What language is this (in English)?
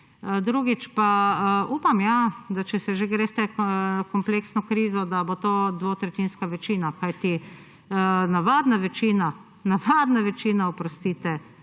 Slovenian